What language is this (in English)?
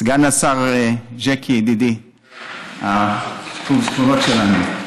Hebrew